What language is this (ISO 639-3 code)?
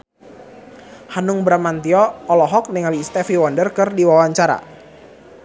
sun